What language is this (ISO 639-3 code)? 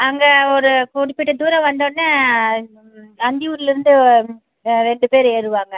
tam